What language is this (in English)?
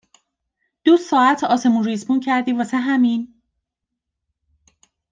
Persian